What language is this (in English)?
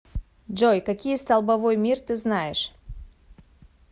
Russian